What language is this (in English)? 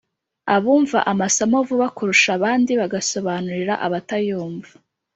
Kinyarwanda